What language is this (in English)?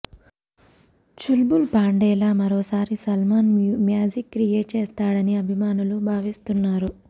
Telugu